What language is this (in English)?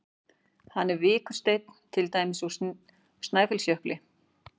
Icelandic